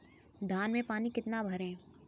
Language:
Hindi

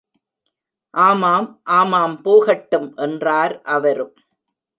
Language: Tamil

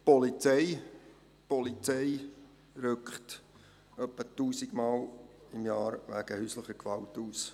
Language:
Swiss German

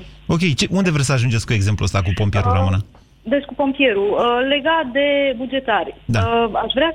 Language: Romanian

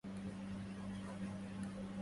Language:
Arabic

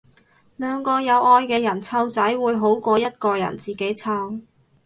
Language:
Cantonese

